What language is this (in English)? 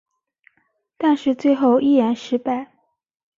Chinese